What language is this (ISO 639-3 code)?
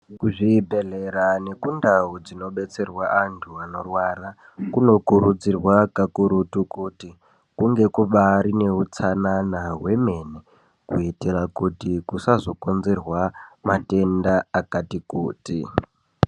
ndc